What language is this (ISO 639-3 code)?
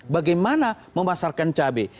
ind